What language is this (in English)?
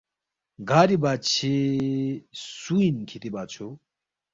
Balti